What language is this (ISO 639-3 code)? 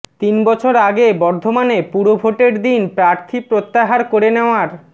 ben